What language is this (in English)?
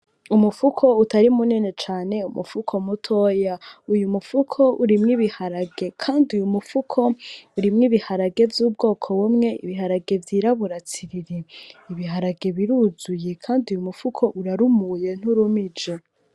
Rundi